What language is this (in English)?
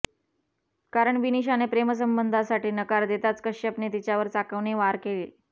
Marathi